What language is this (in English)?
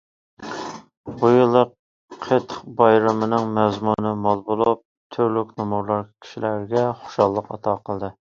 Uyghur